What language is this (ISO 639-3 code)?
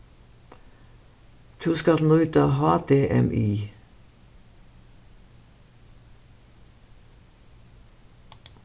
fao